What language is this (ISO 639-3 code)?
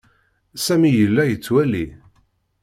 kab